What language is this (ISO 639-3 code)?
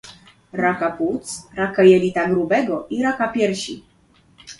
pol